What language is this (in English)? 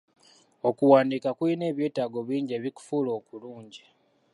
Ganda